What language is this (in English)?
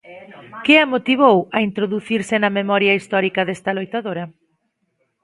Galician